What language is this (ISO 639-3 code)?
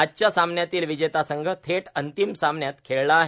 mar